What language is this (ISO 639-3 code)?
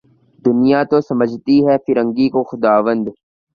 urd